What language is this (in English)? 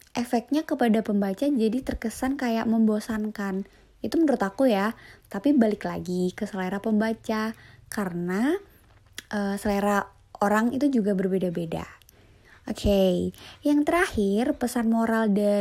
Indonesian